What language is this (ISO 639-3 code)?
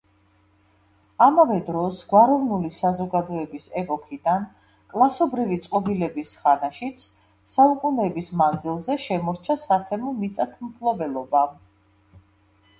kat